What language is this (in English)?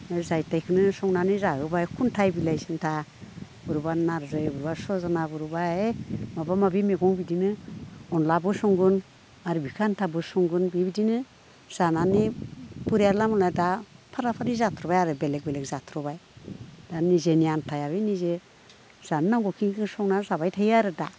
Bodo